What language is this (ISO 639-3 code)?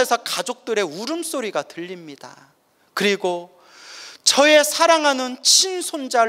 kor